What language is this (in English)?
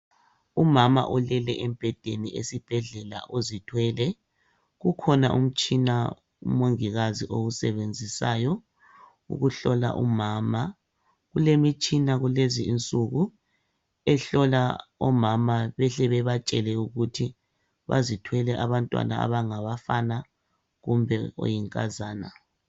North Ndebele